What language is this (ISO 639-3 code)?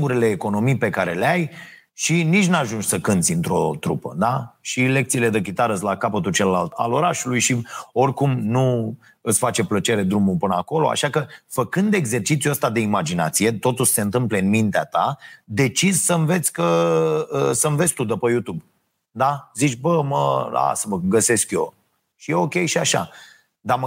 ron